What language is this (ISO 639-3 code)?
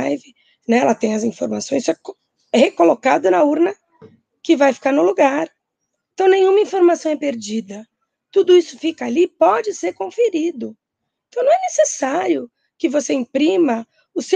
por